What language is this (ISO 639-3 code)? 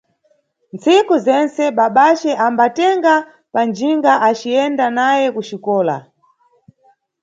nyu